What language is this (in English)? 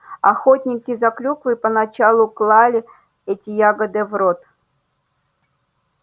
Russian